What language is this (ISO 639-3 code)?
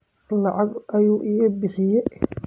som